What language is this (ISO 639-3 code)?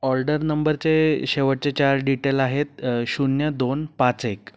mar